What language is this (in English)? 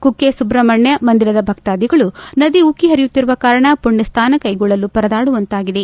Kannada